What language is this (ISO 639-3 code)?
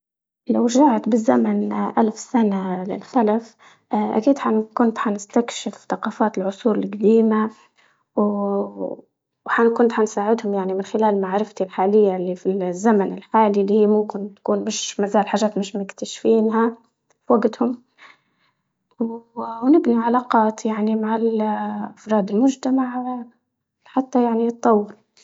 ayl